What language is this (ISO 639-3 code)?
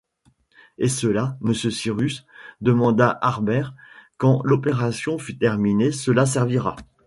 fra